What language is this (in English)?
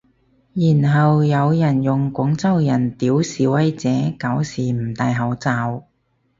Cantonese